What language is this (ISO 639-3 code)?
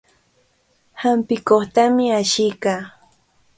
qvl